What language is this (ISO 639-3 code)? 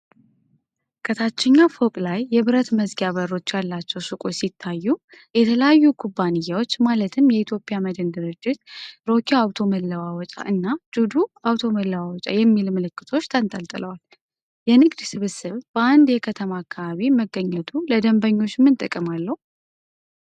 amh